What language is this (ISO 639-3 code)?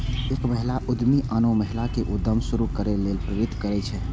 mai